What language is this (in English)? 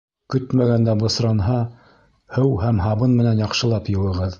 Bashkir